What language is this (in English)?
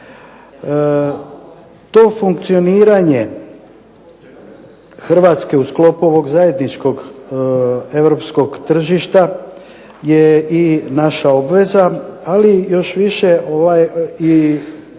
Croatian